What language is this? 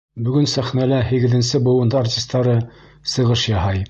Bashkir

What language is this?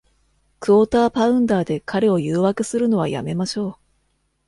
Japanese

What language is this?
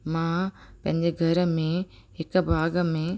Sindhi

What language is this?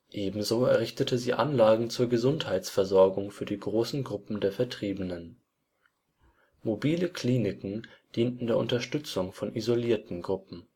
German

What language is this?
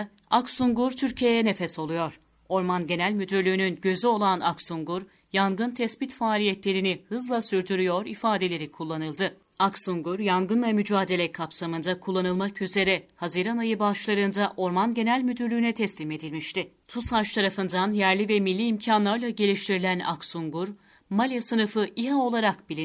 Turkish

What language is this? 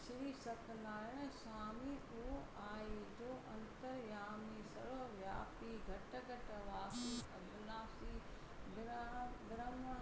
Sindhi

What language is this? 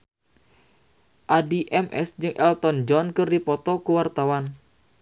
Sundanese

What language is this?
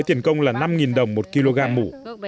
Vietnamese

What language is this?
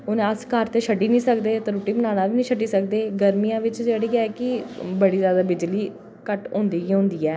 Dogri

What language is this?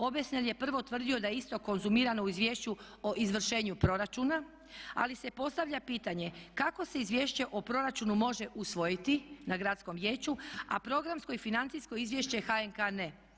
Croatian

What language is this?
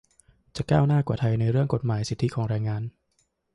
Thai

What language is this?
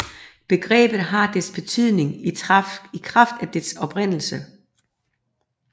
Danish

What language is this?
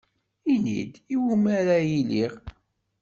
Kabyle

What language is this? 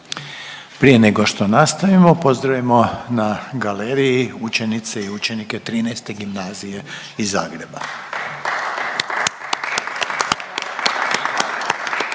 Croatian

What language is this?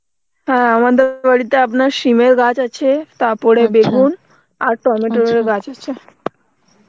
Bangla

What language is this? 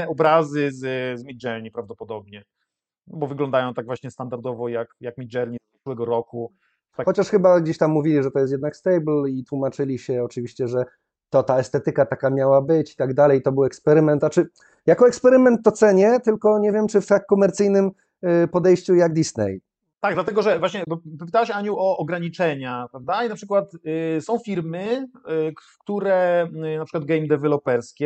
Polish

